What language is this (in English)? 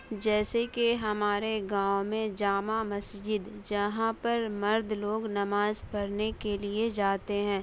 Urdu